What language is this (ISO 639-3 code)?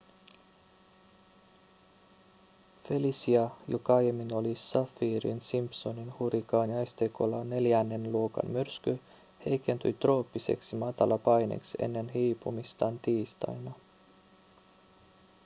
fin